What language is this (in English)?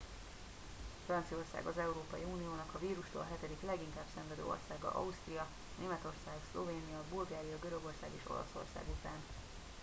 Hungarian